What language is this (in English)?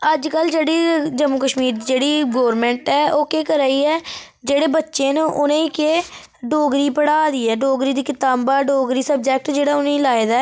Dogri